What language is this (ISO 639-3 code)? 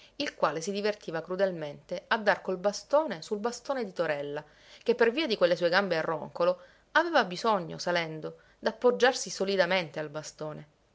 ita